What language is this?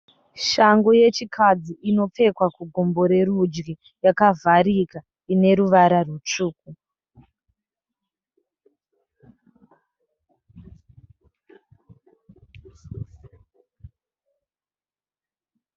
Shona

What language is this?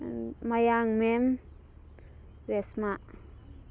Manipuri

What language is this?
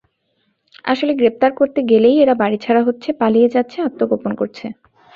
Bangla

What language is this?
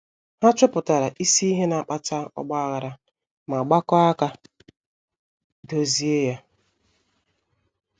Igbo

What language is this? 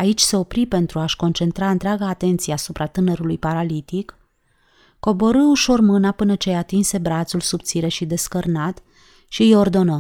Romanian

